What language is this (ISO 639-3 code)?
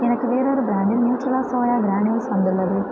tam